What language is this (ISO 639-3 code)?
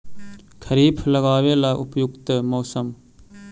mag